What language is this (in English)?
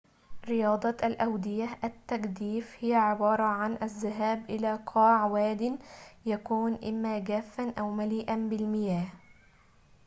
Arabic